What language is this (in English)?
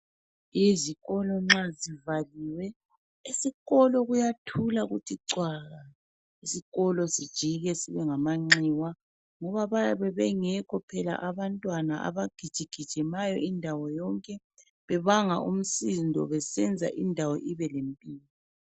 North Ndebele